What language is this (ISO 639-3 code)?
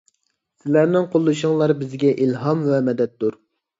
uig